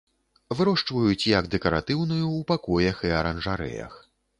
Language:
Belarusian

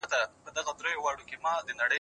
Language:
Pashto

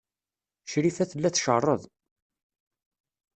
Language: Kabyle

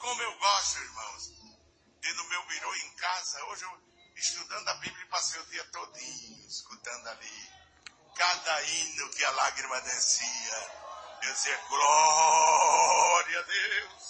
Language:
Portuguese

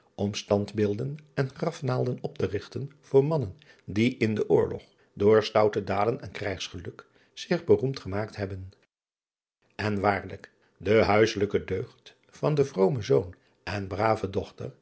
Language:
Dutch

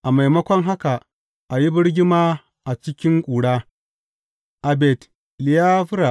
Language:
Hausa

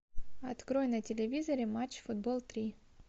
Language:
Russian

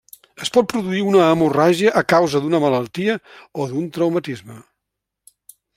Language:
Catalan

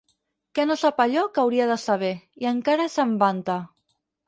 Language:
Catalan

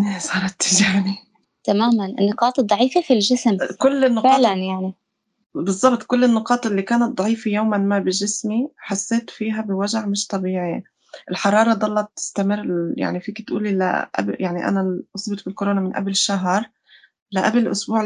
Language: Arabic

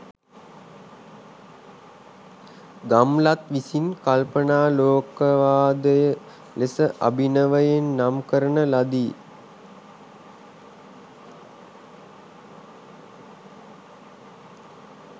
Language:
Sinhala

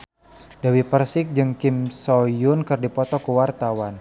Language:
Sundanese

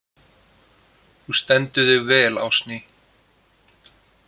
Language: Icelandic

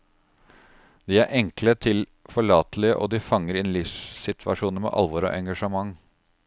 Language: Norwegian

